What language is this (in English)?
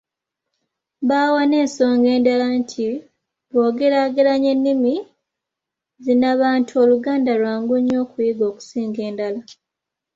Ganda